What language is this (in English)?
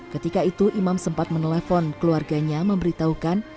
Indonesian